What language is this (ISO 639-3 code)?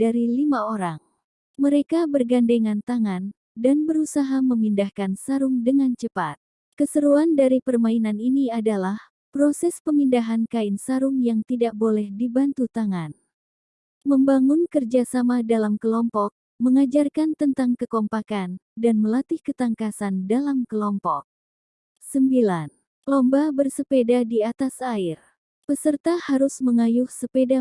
ind